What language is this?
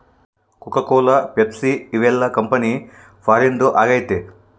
Kannada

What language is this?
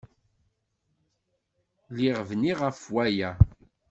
Kabyle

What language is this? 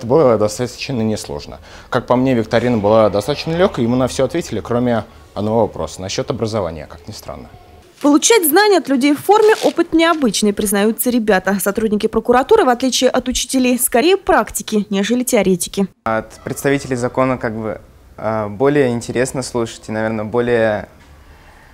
Russian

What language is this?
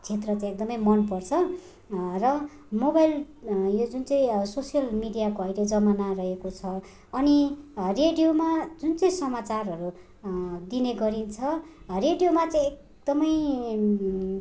Nepali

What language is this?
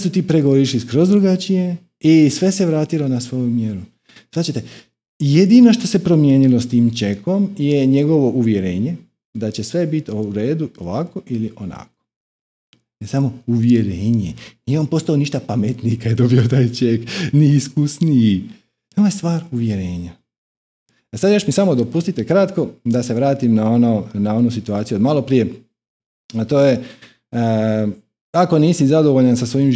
Croatian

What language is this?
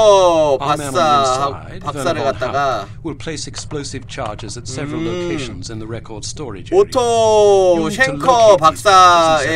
Korean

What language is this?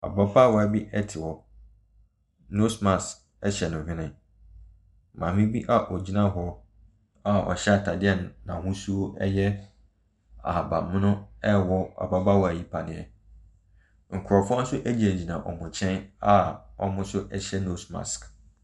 Akan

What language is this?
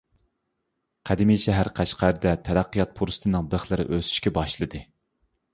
Uyghur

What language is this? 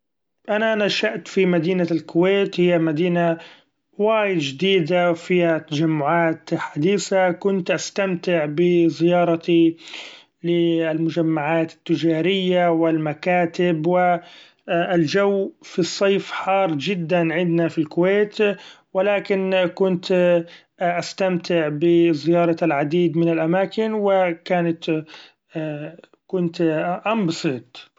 Gulf Arabic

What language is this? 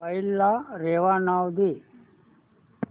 Marathi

